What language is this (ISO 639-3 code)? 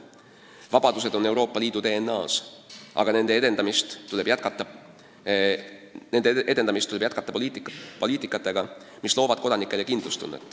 est